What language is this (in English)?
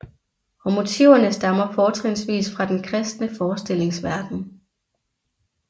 Danish